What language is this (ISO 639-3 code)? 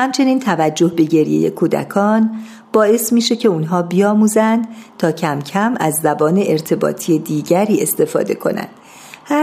fas